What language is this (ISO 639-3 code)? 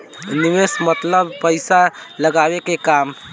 bho